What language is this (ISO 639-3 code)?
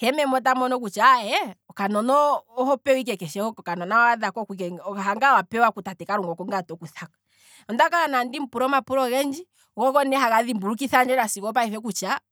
kwm